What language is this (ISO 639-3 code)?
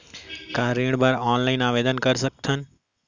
hne